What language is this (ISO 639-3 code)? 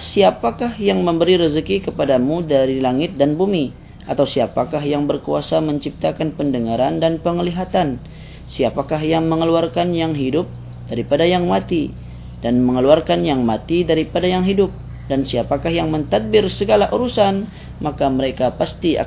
msa